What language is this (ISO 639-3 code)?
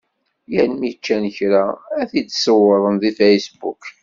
kab